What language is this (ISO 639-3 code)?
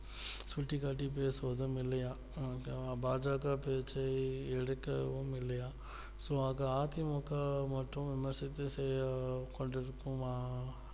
tam